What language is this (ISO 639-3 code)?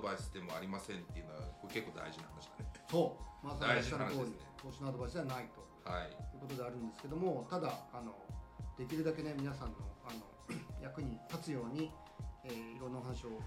jpn